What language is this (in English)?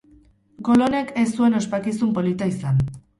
Basque